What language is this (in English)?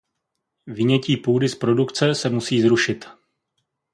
Czech